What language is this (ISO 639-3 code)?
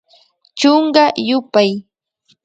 qvi